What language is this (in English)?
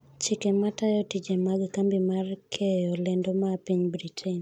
Luo (Kenya and Tanzania)